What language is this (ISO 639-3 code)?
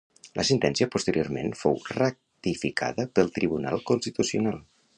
cat